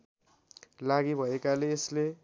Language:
Nepali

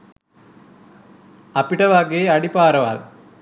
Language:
Sinhala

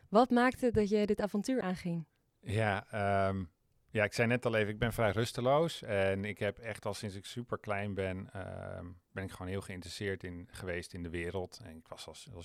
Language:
Dutch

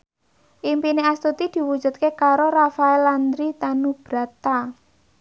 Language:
Javanese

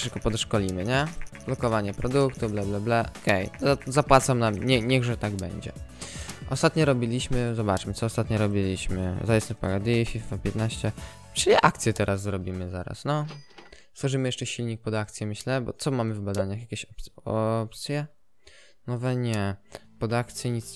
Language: Polish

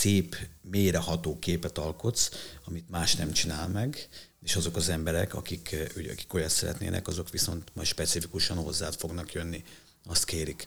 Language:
Hungarian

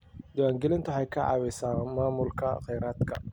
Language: Somali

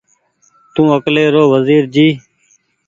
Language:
Goaria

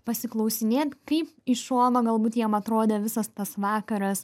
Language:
Lithuanian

